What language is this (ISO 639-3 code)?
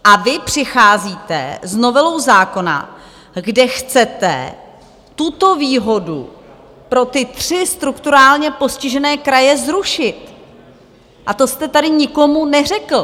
ces